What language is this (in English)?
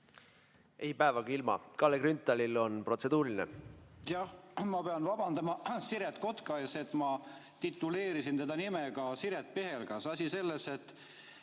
Estonian